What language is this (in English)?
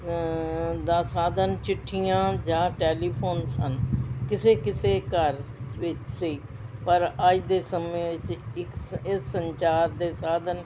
Punjabi